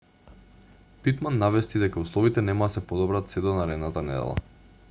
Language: Macedonian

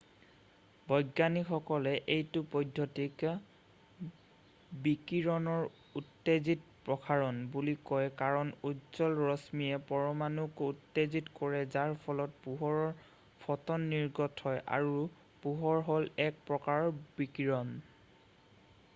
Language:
Assamese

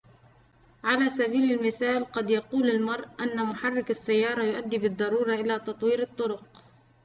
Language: Arabic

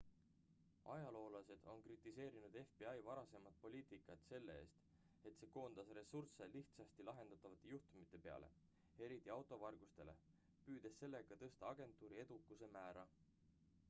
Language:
Estonian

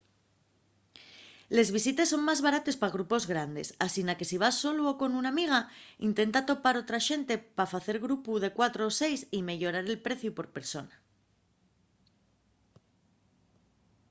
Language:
Asturian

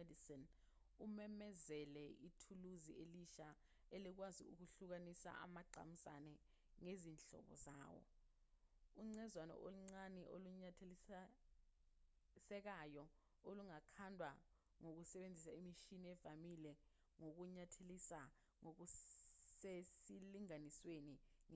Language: Zulu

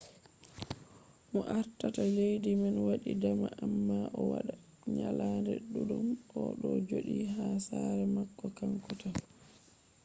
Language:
Fula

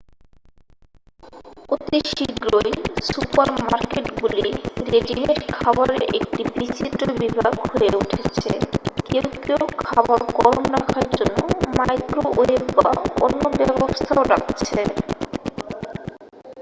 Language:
Bangla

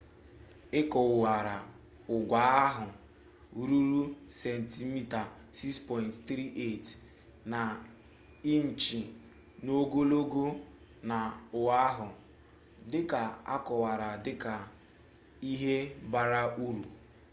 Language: Igbo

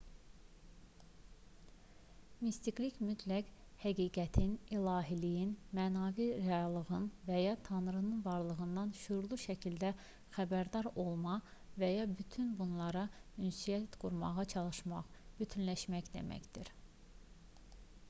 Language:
Azerbaijani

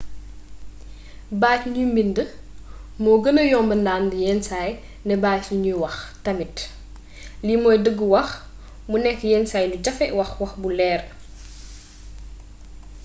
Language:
Wolof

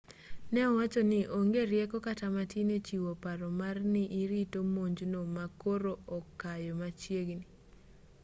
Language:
Luo (Kenya and Tanzania)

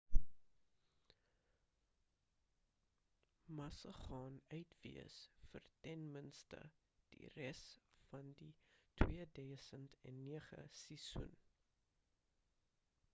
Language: Afrikaans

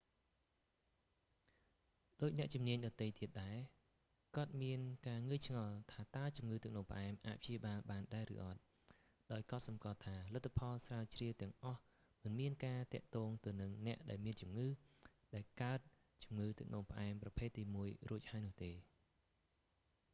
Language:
Khmer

